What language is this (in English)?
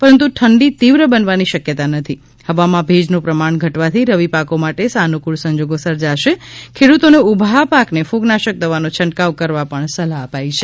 Gujarati